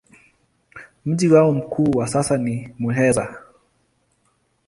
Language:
Swahili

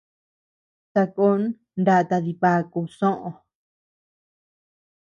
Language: Tepeuxila Cuicatec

